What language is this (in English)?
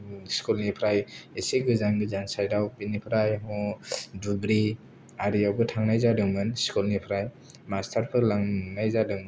Bodo